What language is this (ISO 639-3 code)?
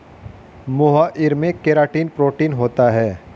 hin